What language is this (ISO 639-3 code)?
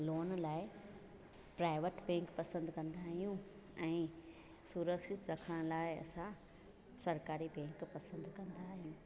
snd